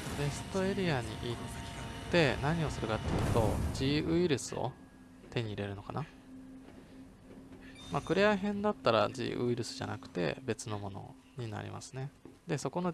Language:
Japanese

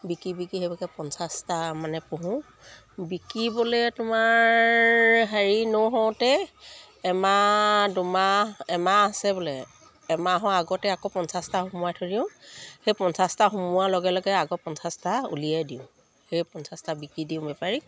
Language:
Assamese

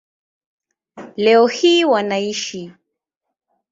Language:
Swahili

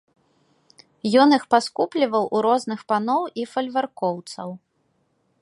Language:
Belarusian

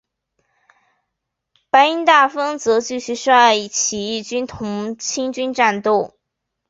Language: Chinese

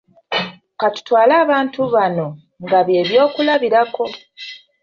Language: Ganda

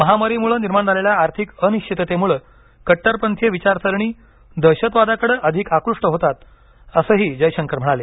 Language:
Marathi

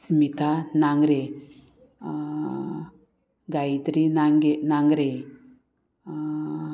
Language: Konkani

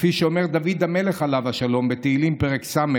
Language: Hebrew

